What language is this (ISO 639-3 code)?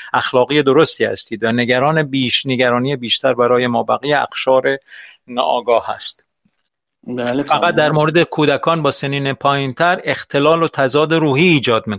fas